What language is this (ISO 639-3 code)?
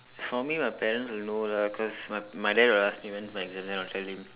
eng